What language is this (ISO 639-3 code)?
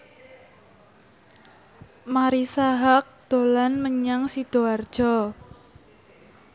jav